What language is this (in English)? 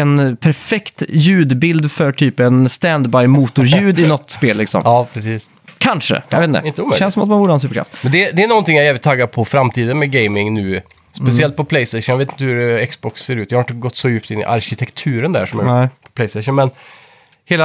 Swedish